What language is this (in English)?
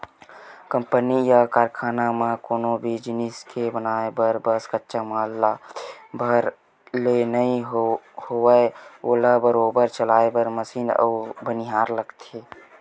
Chhattisgarhi